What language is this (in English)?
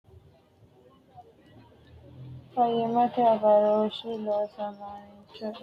Sidamo